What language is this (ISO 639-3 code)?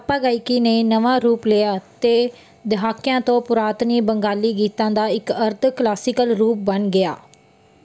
pan